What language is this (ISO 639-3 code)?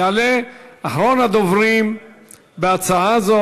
heb